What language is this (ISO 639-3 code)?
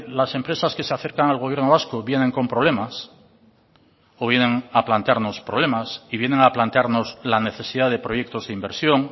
spa